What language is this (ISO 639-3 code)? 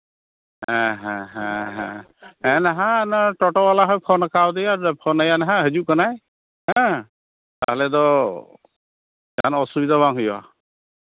sat